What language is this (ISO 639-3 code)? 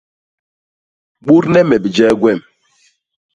bas